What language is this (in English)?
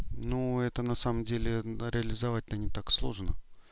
Russian